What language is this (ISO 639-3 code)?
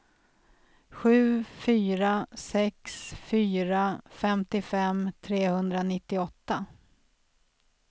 swe